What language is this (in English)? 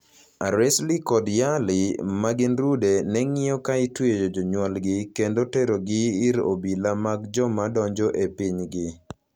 Luo (Kenya and Tanzania)